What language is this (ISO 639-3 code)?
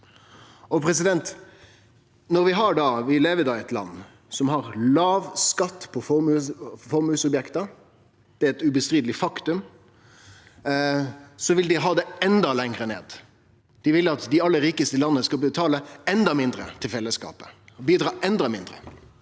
nor